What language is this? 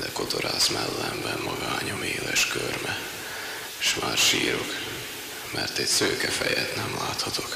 Hungarian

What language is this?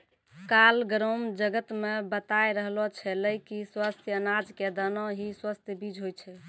Maithili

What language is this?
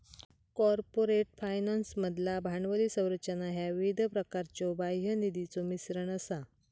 Marathi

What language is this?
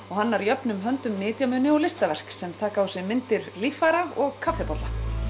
Icelandic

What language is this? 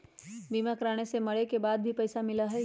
Magahi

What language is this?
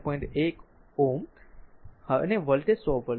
Gujarati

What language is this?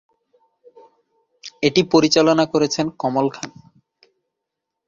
Bangla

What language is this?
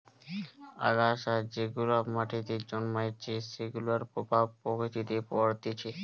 Bangla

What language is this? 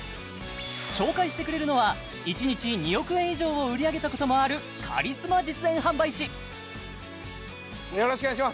Japanese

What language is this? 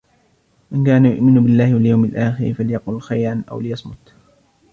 Arabic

